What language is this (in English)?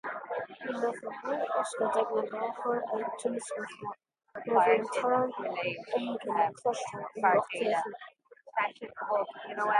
Irish